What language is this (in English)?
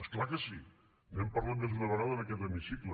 Catalan